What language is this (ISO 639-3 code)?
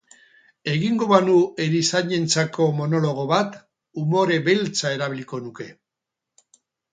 eus